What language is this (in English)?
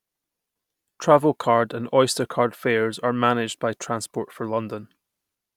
English